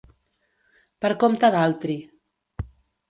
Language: Catalan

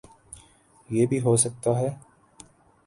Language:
Urdu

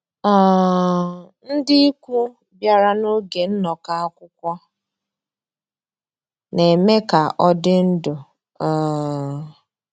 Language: Igbo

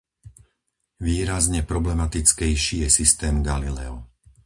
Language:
Slovak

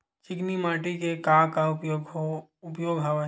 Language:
Chhattisgarhi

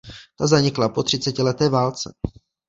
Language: Czech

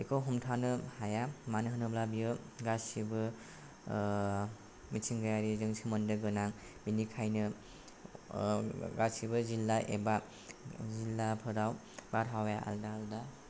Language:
Bodo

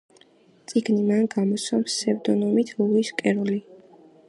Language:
Georgian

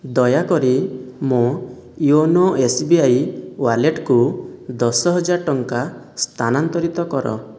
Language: Odia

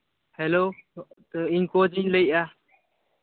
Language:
Santali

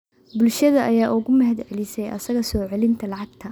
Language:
Somali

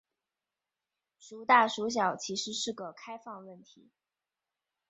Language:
Chinese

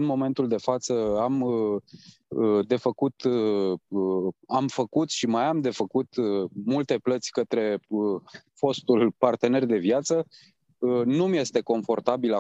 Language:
Romanian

